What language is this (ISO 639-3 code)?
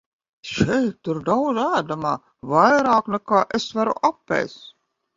lav